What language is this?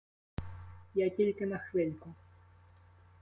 Ukrainian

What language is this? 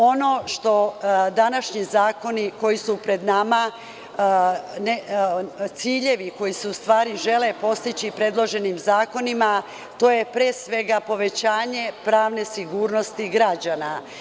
Serbian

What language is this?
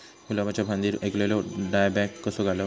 Marathi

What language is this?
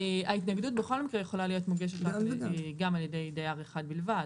Hebrew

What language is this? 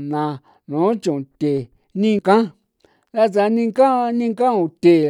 San Felipe Otlaltepec Popoloca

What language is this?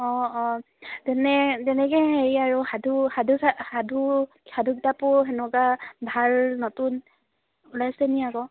Assamese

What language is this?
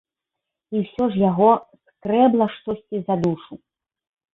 Belarusian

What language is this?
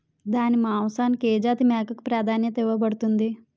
Telugu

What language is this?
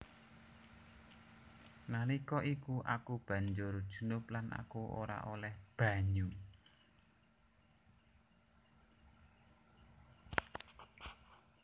Javanese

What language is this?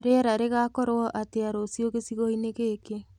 Kikuyu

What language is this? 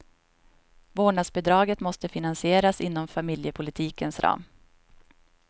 Swedish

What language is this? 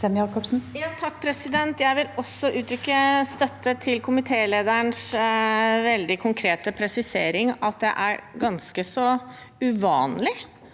Norwegian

